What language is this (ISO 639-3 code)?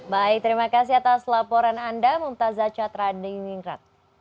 ind